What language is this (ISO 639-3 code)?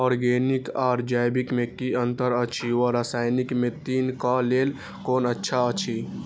mai